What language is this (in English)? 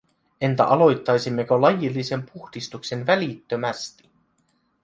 Finnish